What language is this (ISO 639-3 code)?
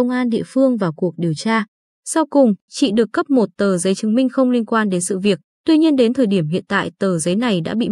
vie